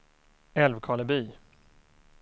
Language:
Swedish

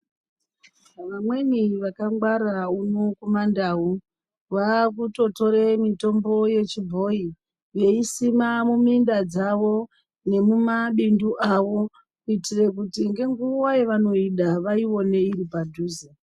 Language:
Ndau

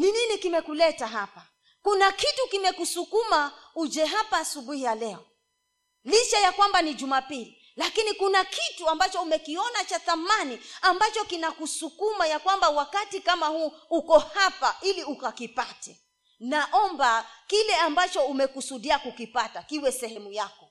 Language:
Swahili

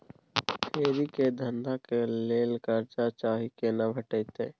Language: Maithili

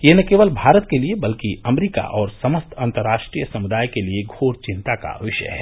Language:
Hindi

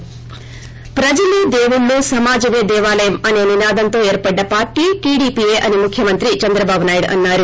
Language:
Telugu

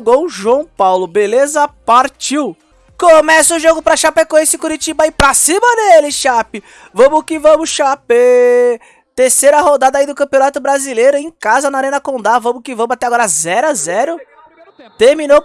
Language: Portuguese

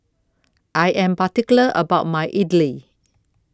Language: English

